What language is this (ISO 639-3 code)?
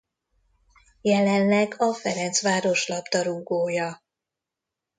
hun